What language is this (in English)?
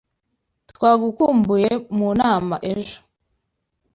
Kinyarwanda